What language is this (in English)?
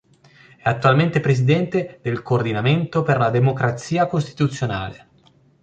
Italian